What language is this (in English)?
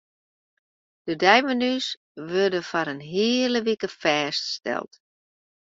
Western Frisian